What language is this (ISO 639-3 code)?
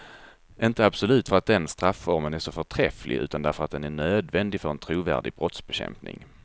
swe